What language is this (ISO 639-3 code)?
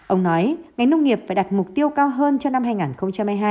vie